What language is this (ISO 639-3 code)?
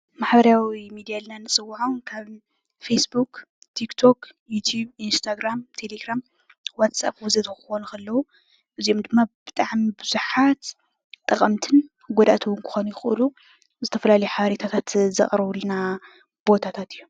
tir